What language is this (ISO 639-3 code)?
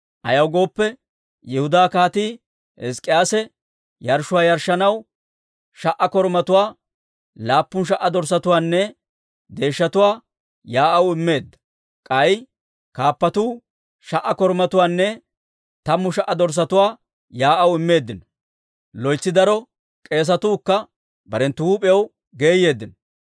dwr